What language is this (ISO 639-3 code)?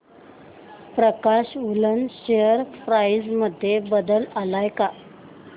mar